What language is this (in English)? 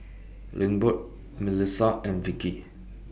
English